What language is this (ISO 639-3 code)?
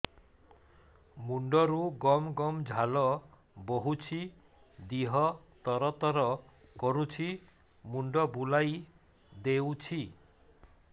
ori